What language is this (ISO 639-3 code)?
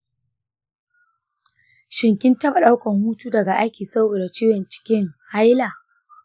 hau